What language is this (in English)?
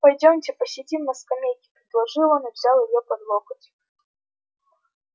Russian